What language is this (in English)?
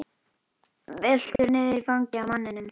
Icelandic